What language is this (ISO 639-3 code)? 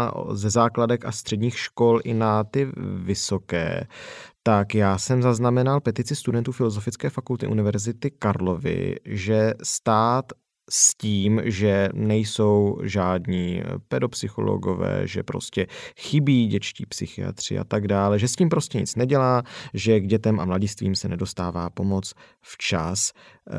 ces